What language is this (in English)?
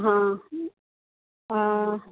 Konkani